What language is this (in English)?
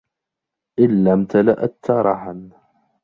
Arabic